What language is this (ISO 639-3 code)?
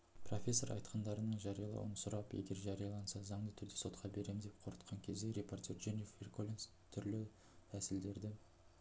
kaz